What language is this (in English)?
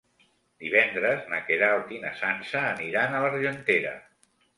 Catalan